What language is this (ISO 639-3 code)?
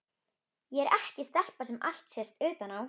isl